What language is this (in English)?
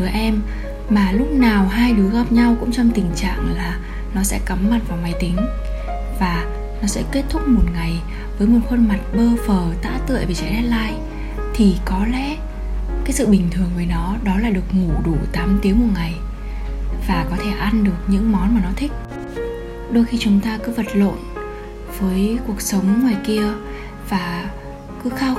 Vietnamese